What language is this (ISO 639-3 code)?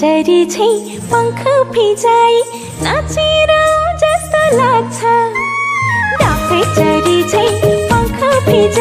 tha